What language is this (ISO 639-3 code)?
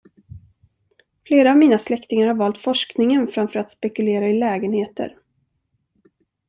swe